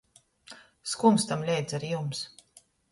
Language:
Latgalian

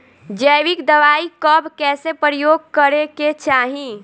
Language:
Bhojpuri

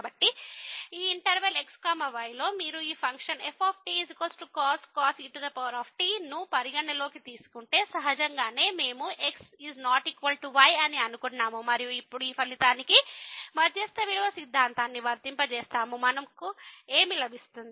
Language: Telugu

